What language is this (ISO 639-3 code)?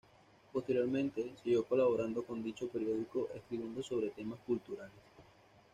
spa